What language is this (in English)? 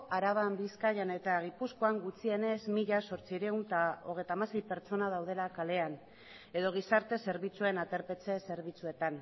Basque